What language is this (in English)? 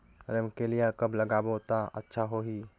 Chhattisgarhi